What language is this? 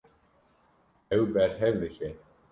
Kurdish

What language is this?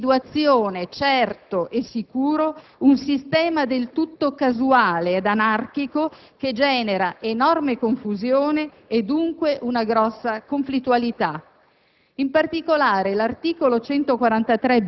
Italian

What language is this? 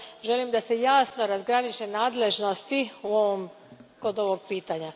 Croatian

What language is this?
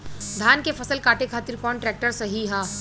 Bhojpuri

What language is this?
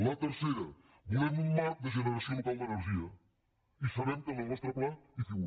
Catalan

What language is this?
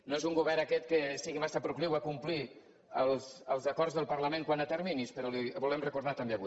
Catalan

